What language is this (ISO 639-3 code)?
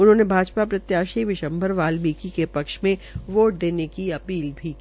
hin